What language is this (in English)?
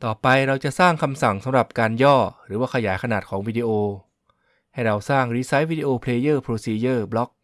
Thai